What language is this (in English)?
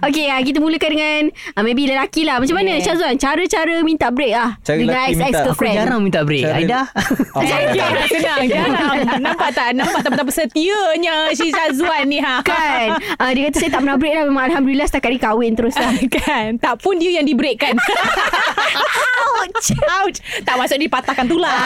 Malay